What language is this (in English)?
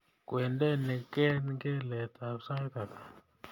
Kalenjin